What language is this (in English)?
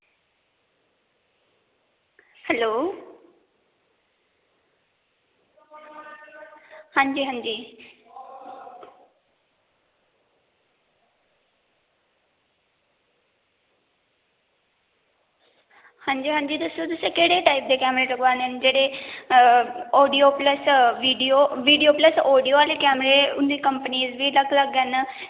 Dogri